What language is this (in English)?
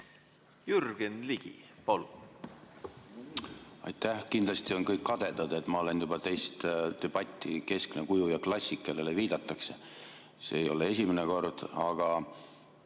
Estonian